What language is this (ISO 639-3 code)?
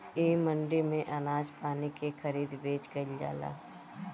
bho